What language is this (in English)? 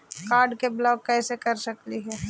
Magahi